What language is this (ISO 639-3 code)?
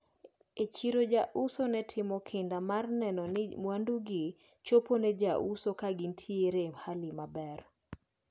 luo